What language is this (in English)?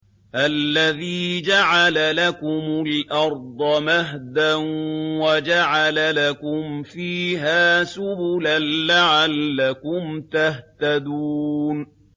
Arabic